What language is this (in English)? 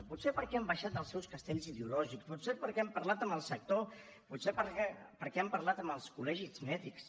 Catalan